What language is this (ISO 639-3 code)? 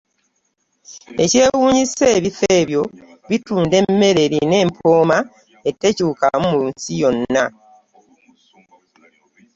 lug